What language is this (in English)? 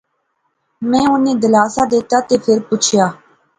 Pahari-Potwari